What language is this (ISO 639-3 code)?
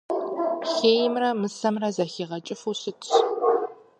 kbd